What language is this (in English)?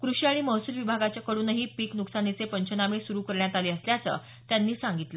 Marathi